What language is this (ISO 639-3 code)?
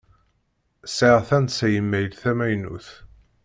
kab